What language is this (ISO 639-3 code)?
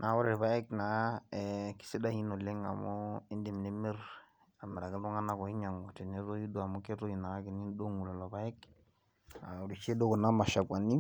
mas